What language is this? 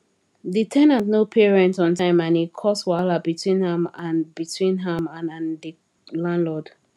Nigerian Pidgin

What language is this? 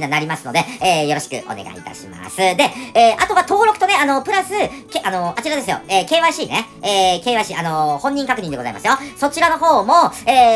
Japanese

